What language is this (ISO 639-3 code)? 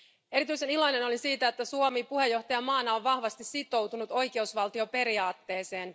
fin